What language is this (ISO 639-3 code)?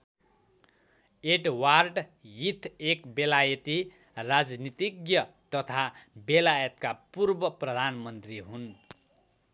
nep